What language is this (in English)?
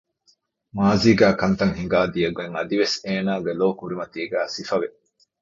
Divehi